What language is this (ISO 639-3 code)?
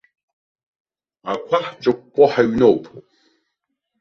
abk